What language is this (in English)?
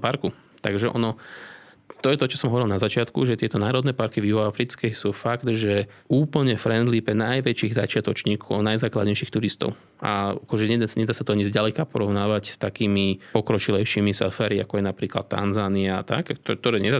Slovak